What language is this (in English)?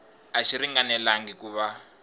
Tsonga